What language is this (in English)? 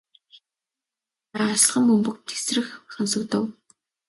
Mongolian